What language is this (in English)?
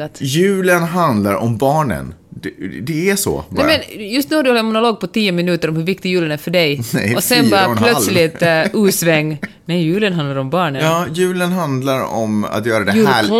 Swedish